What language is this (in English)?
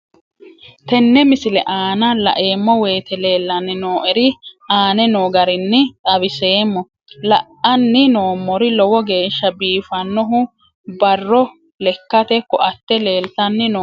Sidamo